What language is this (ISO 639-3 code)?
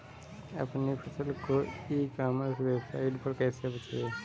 hin